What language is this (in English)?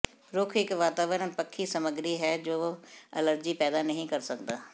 Punjabi